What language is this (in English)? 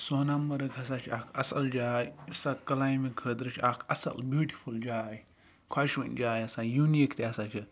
Kashmiri